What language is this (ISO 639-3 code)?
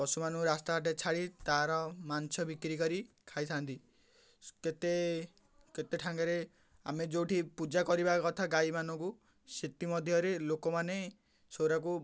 ori